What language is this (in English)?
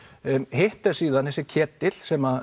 Icelandic